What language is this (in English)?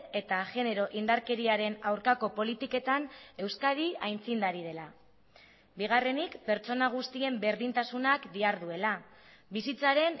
Basque